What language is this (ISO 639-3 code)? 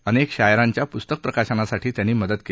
mar